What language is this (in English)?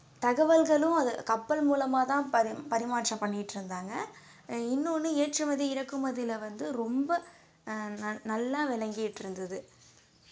Tamil